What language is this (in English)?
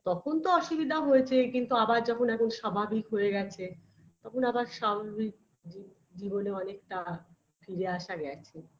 Bangla